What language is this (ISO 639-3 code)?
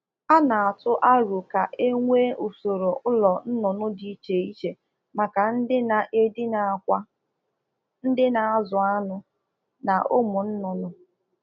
ibo